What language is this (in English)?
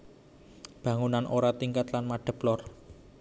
Javanese